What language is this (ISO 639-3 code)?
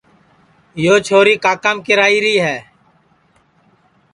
ssi